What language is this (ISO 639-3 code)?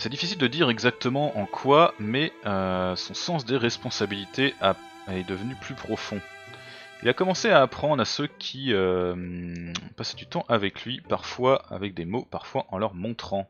fra